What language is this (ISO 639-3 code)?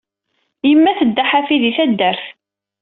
kab